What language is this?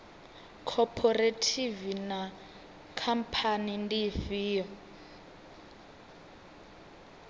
Venda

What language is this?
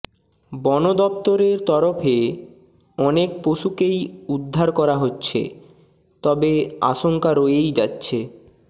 Bangla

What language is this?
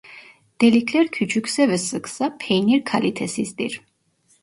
Turkish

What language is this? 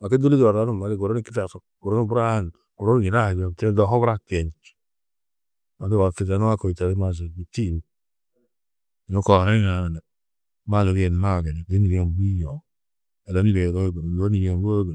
Tedaga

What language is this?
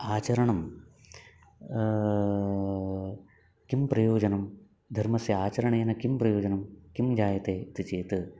Sanskrit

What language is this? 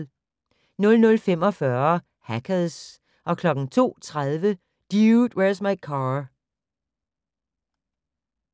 Danish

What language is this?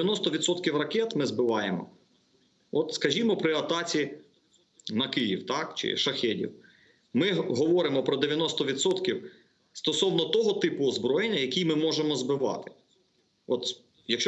Ukrainian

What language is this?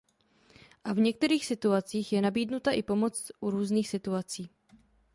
Czech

